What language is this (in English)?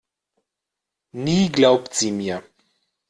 German